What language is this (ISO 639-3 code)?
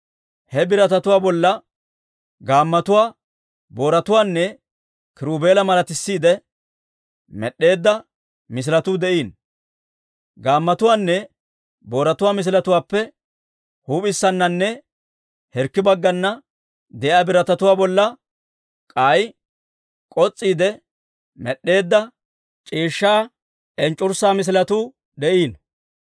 dwr